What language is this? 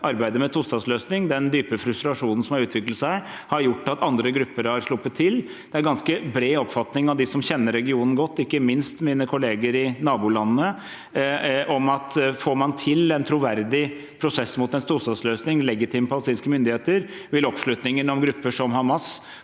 Norwegian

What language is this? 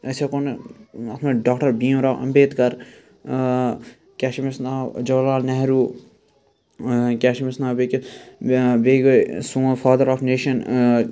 Kashmiri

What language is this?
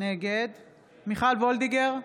Hebrew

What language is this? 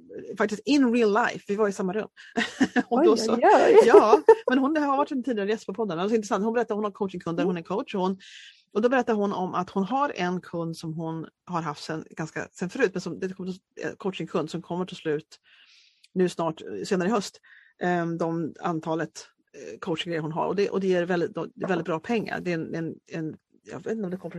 Swedish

